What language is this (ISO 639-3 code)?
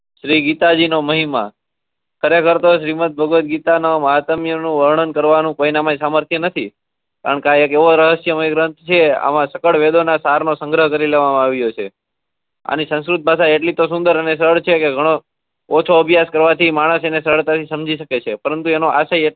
guj